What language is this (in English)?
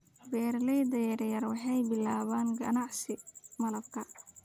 Somali